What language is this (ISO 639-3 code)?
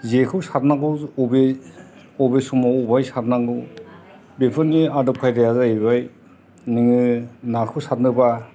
brx